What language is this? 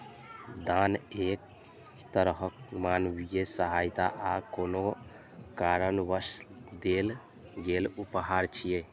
Maithili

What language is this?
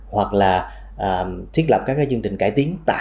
Vietnamese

